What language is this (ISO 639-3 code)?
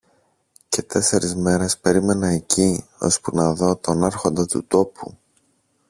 ell